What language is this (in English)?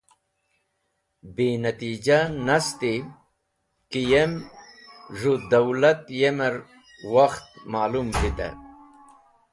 Wakhi